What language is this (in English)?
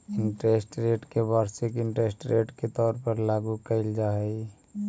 Magahi